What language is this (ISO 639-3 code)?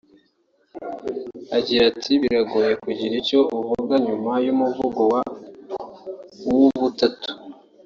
kin